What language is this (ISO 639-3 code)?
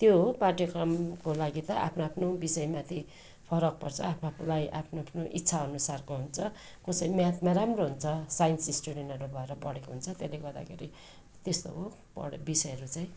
nep